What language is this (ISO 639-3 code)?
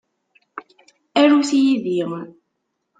kab